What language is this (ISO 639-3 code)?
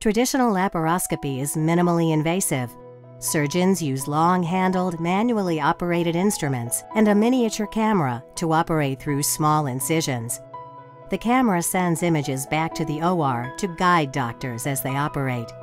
eng